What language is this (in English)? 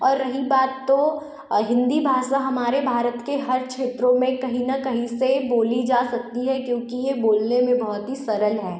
Hindi